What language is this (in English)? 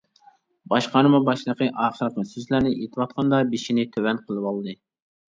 Uyghur